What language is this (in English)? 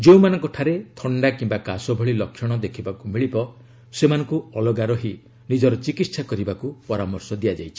Odia